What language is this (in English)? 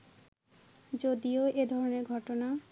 Bangla